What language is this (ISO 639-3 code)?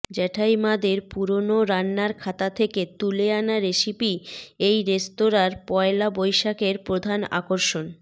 ben